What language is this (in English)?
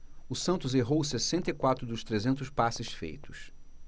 Portuguese